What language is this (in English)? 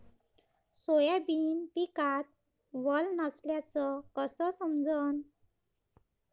Marathi